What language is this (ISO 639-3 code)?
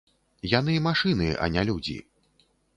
bel